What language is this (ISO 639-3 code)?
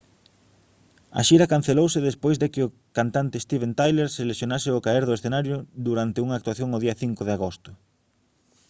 glg